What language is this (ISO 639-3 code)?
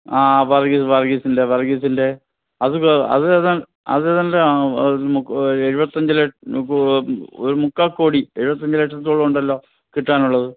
mal